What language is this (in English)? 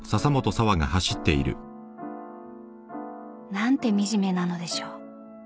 Japanese